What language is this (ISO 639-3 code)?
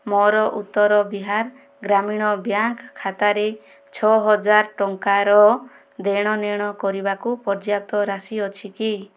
ori